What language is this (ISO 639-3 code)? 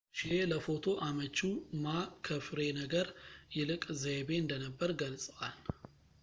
amh